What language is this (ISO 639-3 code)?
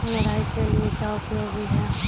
hin